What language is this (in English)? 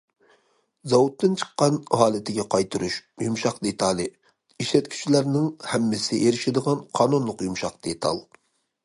Uyghur